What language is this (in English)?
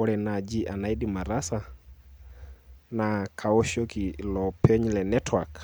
Masai